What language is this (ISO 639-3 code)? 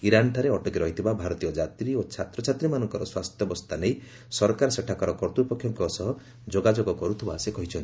ori